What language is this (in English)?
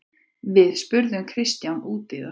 Icelandic